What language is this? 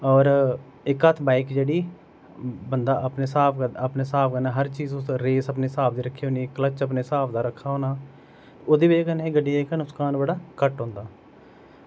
Dogri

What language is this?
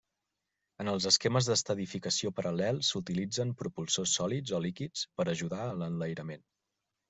Catalan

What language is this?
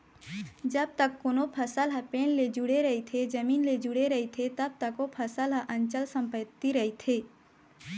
Chhattisgarhi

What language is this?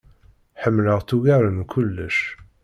Kabyle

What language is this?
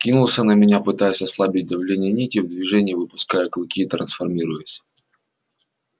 Russian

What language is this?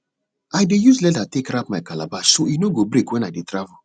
Nigerian Pidgin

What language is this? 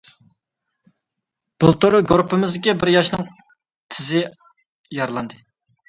Uyghur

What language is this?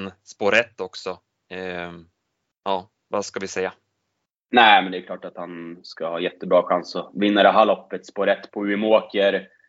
Swedish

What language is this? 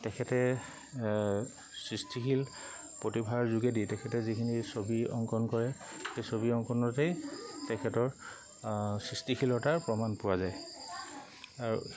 Assamese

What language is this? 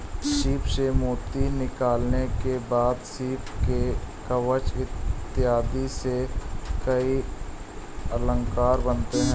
Hindi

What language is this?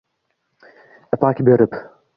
Uzbek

